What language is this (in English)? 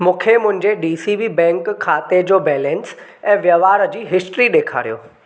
Sindhi